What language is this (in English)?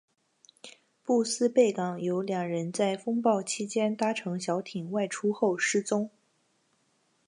Chinese